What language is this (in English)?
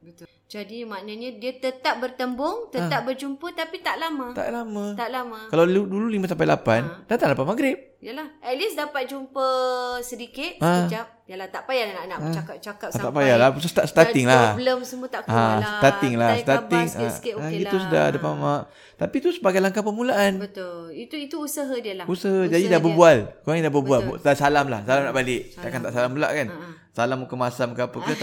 Malay